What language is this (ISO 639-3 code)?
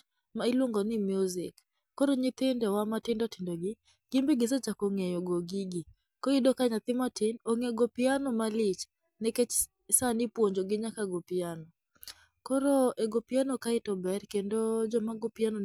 luo